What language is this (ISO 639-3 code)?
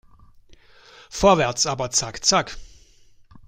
deu